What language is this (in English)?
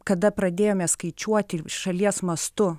Lithuanian